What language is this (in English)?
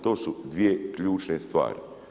Croatian